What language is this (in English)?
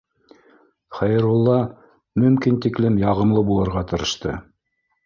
Bashkir